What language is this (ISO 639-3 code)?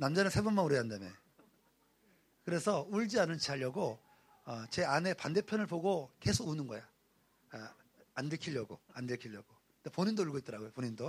kor